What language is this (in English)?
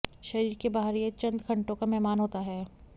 Hindi